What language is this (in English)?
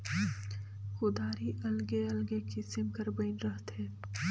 Chhattisgarhi